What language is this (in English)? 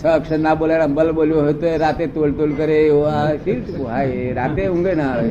Gujarati